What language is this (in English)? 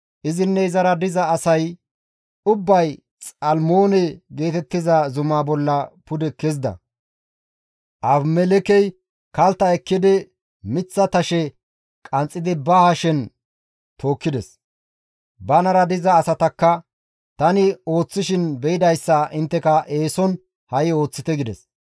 Gamo